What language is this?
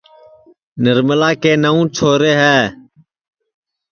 Sansi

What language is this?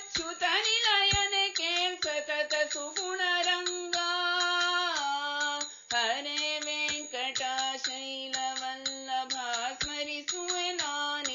Arabic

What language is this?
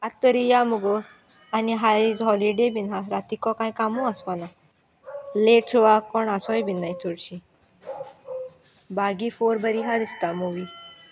Konkani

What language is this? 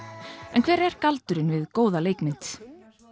Icelandic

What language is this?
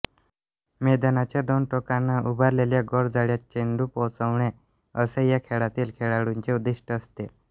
Marathi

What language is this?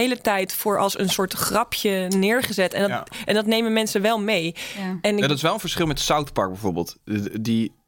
Dutch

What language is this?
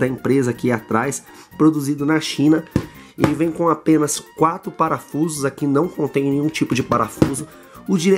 Portuguese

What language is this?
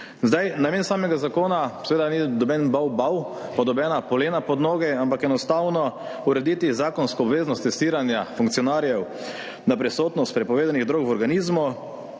Slovenian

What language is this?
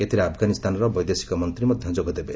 Odia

